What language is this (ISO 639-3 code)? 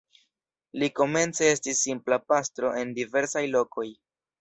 epo